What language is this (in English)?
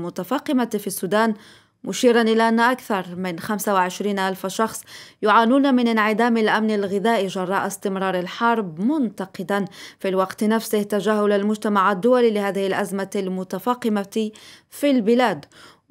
Arabic